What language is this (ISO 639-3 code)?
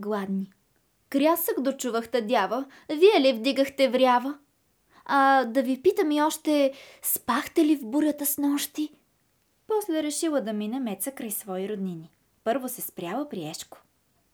bul